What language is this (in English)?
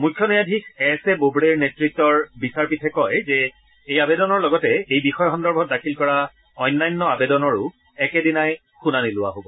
Assamese